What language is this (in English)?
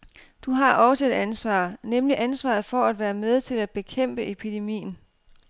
Danish